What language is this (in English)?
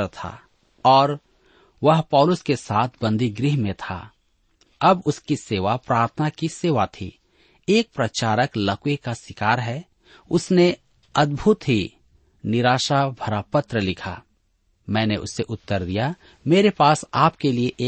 Hindi